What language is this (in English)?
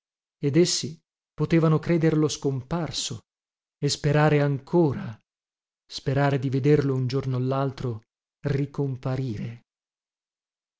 Italian